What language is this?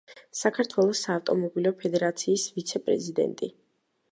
Georgian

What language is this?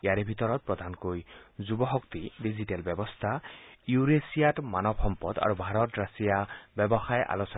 Assamese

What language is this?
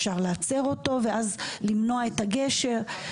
Hebrew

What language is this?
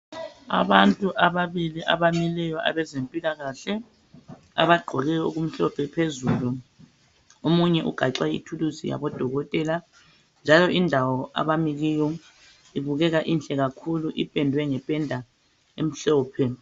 North Ndebele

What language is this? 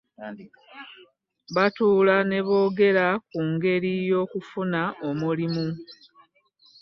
Ganda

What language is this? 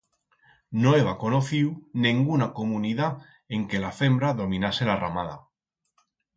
Aragonese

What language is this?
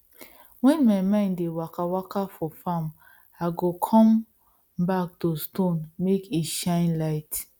Nigerian Pidgin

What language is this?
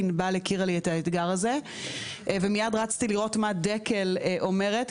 Hebrew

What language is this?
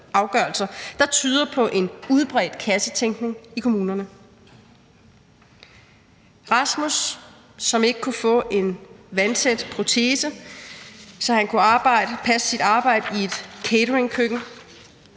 Danish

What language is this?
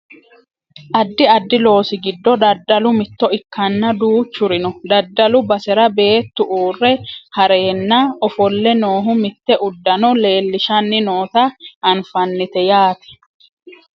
Sidamo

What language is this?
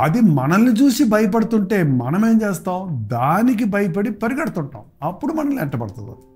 Telugu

